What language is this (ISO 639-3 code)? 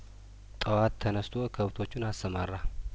amh